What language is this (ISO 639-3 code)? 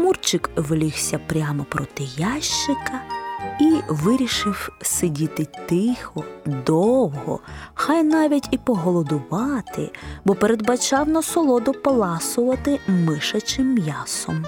ukr